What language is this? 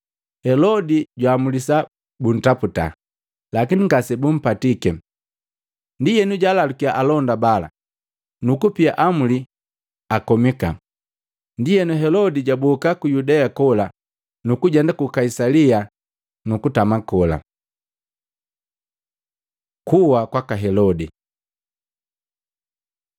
Matengo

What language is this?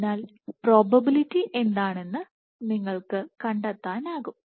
Malayalam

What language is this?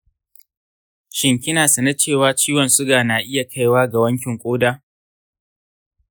Hausa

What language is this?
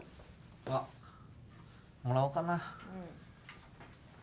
Japanese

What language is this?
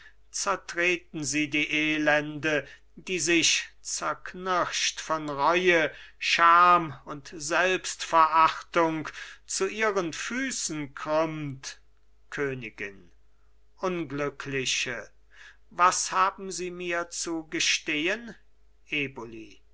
German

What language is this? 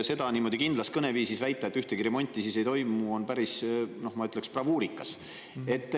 Estonian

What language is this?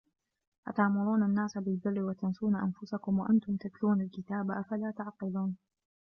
Arabic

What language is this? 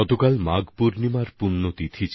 Bangla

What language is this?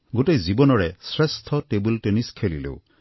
Assamese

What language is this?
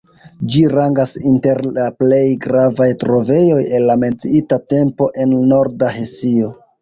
Esperanto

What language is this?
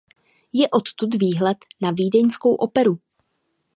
Czech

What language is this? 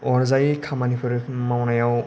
Bodo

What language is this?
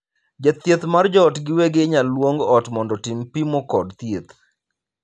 Luo (Kenya and Tanzania)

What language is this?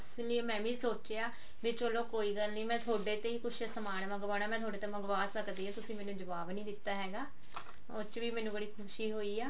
Punjabi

